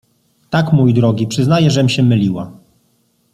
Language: Polish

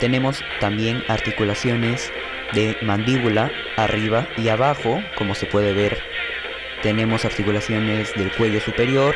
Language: Spanish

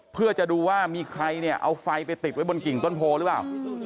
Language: Thai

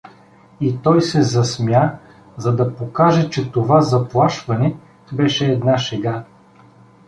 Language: Bulgarian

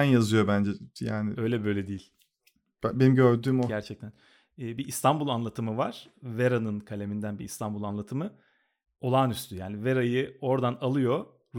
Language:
Turkish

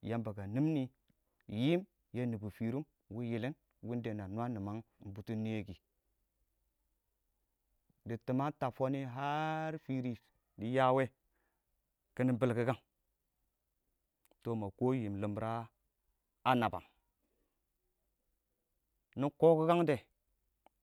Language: Awak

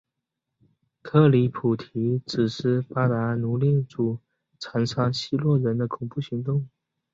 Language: Chinese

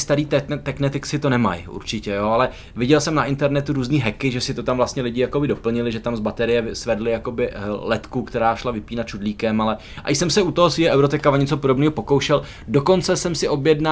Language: Czech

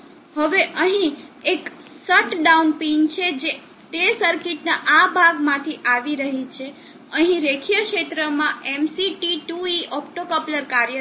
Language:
Gujarati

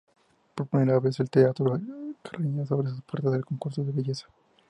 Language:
Spanish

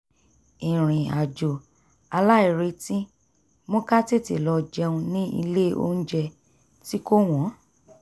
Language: Yoruba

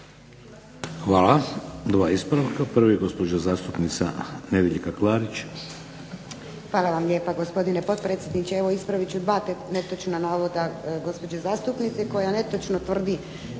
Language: Croatian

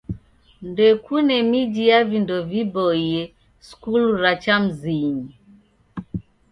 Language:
Taita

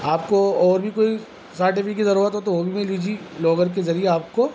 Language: Urdu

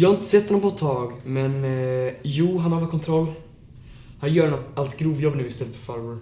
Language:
Swedish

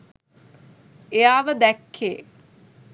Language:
Sinhala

